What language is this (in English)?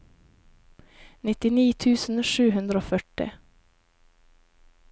Norwegian